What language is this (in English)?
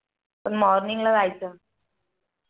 Marathi